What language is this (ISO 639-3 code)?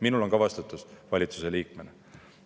est